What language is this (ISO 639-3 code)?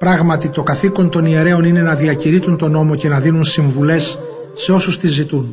ell